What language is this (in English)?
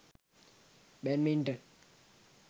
Sinhala